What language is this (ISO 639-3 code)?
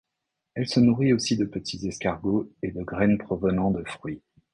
fra